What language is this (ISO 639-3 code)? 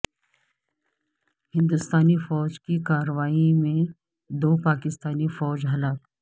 urd